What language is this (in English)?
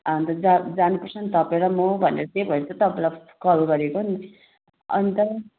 Nepali